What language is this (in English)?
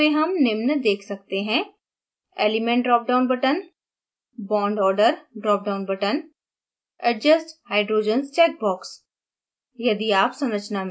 Hindi